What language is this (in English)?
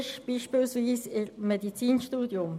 Swiss German